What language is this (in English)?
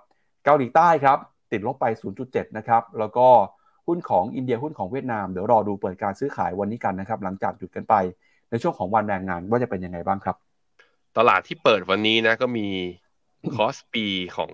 Thai